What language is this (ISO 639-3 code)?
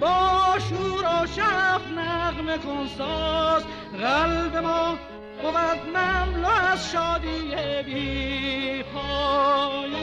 fas